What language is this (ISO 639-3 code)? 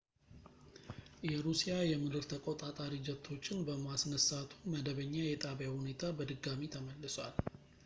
amh